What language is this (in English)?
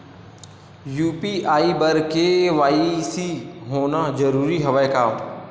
Chhattisgarhi